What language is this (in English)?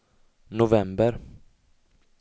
Swedish